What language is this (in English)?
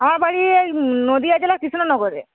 Bangla